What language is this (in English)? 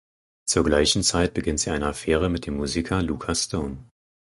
German